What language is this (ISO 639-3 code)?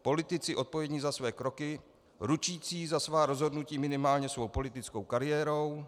ces